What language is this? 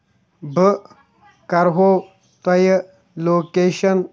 Kashmiri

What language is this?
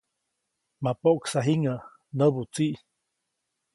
Copainalá Zoque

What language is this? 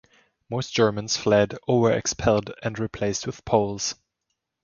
English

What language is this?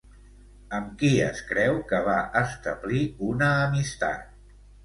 Catalan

